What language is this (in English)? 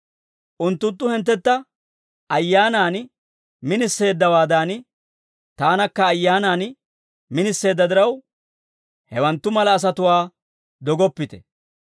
Dawro